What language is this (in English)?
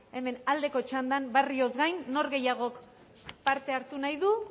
Basque